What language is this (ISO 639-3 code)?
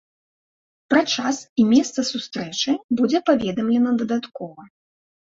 bel